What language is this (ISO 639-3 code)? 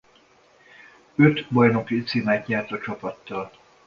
hun